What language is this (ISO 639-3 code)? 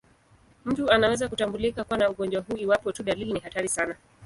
swa